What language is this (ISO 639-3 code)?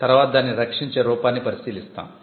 tel